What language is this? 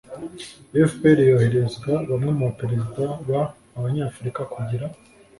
Kinyarwanda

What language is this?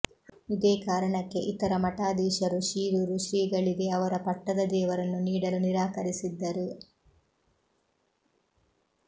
Kannada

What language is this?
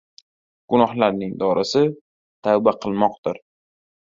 Uzbek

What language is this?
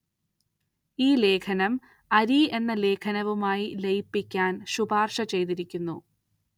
Malayalam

